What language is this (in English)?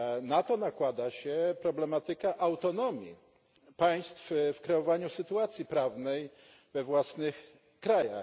Polish